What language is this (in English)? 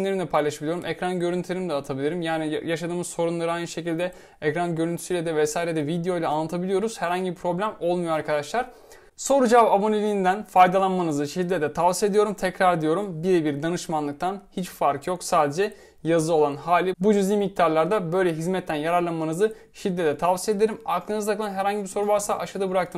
Turkish